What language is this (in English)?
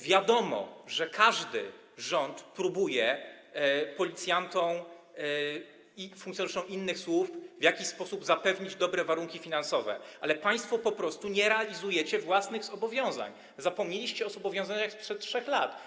Polish